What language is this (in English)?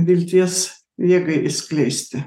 Lithuanian